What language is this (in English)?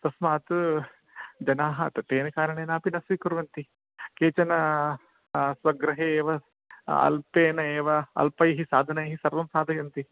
Sanskrit